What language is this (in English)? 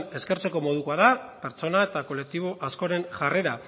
Basque